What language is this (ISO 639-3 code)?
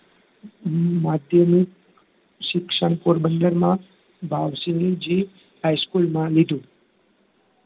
guj